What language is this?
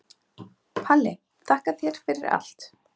Icelandic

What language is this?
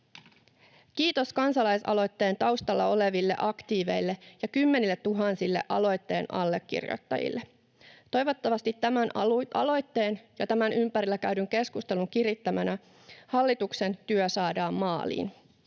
Finnish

